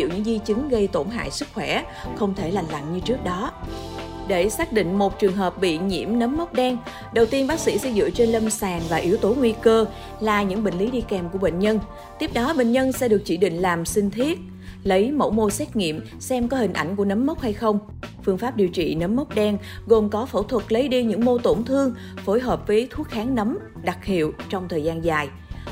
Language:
Vietnamese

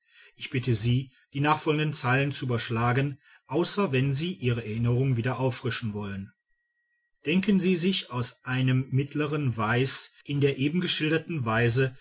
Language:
German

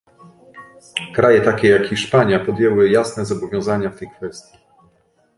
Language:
Polish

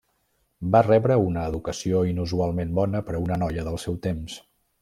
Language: Catalan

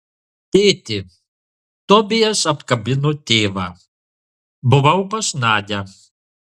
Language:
Lithuanian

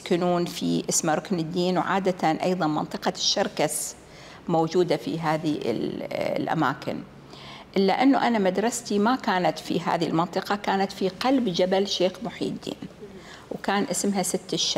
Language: Arabic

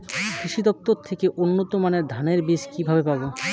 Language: Bangla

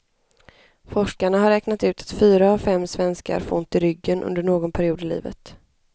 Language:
Swedish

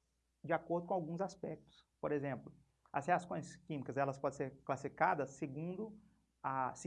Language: Portuguese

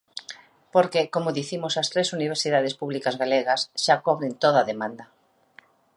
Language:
Galician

